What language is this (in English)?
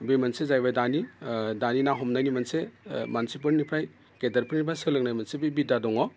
Bodo